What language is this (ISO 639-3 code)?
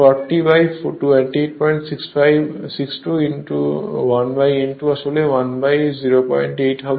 ben